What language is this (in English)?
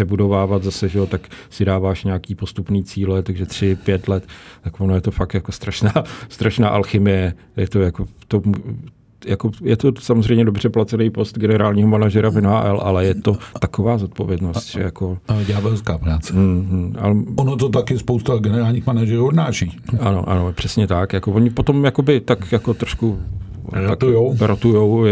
Czech